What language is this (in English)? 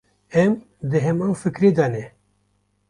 Kurdish